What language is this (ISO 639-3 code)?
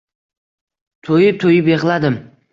uzb